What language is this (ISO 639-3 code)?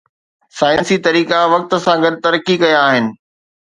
snd